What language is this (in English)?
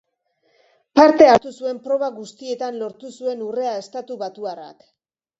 Basque